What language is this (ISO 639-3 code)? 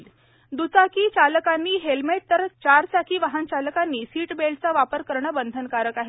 mar